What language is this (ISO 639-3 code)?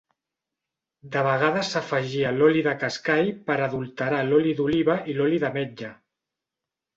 cat